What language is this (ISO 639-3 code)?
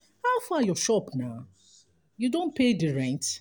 pcm